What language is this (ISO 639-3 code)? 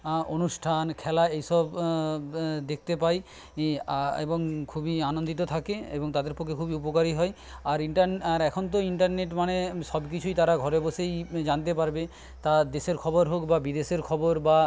ben